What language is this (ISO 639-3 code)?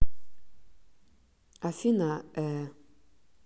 rus